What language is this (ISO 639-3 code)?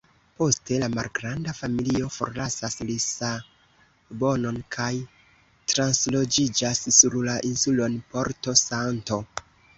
epo